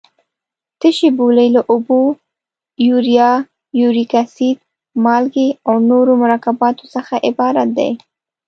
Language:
Pashto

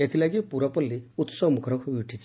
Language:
Odia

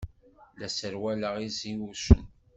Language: Kabyle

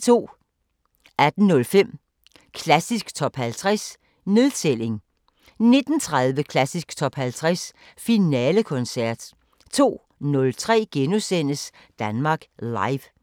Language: Danish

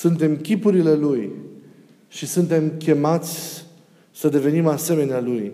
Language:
Romanian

